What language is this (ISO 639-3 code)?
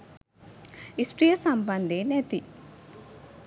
sin